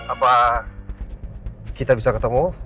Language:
Indonesian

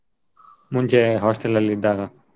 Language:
Kannada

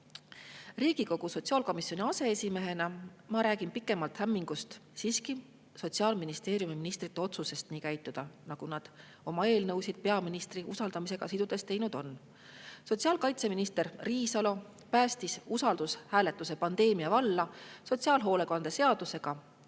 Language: Estonian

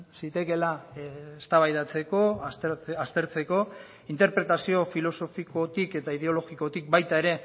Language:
Basque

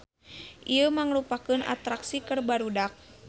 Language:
Sundanese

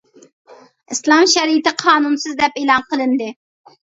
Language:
Uyghur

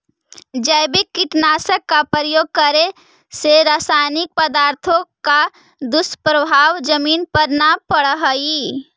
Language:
Magahi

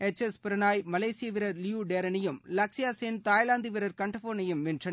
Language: Tamil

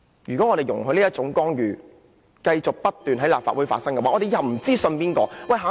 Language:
Cantonese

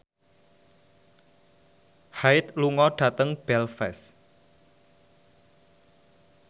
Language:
Javanese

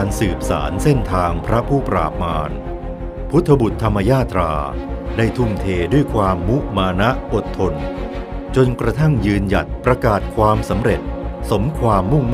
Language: Thai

